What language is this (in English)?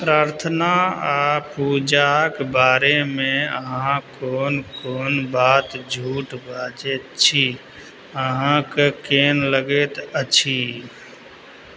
Maithili